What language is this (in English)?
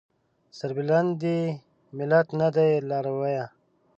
Pashto